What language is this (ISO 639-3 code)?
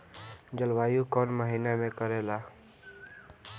bho